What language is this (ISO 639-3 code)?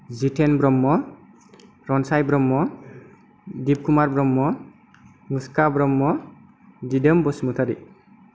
brx